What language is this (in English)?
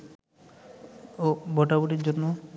Bangla